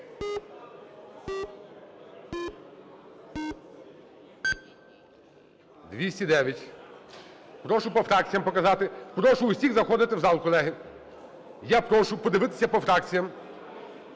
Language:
Ukrainian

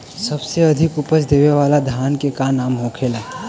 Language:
Bhojpuri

